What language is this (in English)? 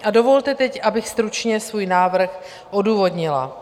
Czech